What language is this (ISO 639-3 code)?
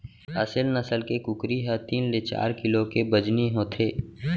hne